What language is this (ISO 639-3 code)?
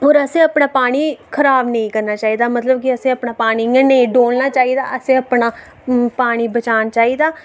doi